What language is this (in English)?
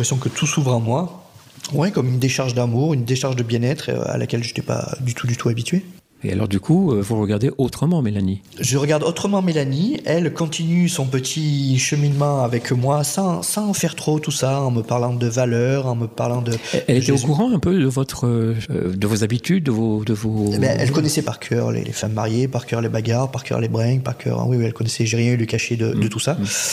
French